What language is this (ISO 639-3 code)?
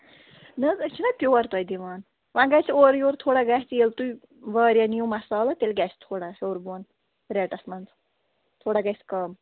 kas